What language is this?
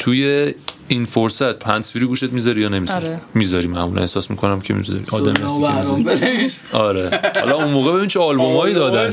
Persian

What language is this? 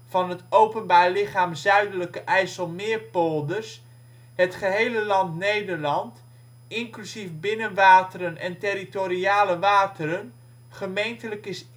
Dutch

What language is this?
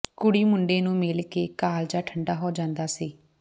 Punjabi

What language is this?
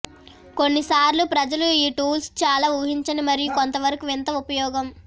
Telugu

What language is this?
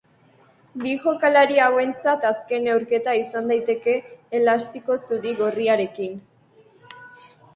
Basque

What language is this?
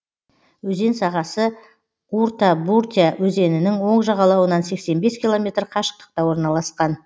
Kazakh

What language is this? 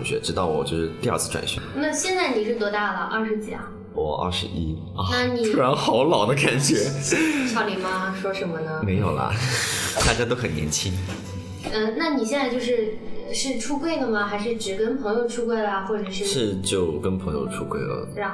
Chinese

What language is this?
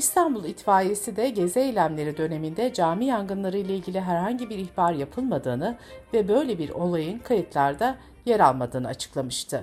Turkish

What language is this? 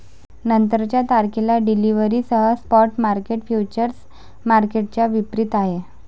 Marathi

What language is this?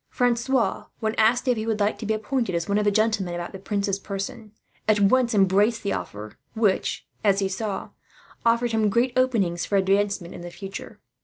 English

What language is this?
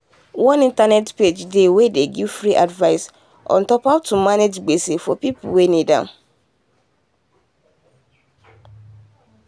Nigerian Pidgin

